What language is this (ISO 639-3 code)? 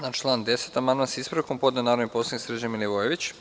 srp